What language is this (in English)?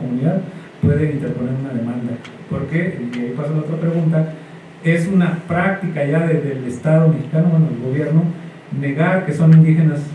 Spanish